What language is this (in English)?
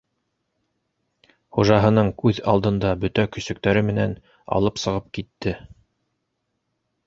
Bashkir